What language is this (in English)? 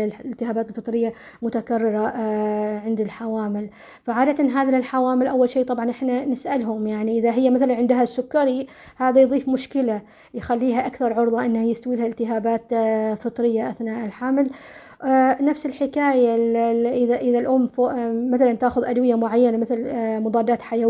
Arabic